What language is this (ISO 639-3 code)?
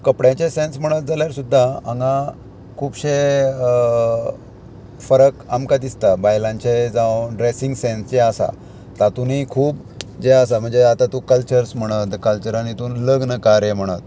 kok